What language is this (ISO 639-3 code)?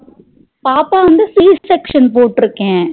tam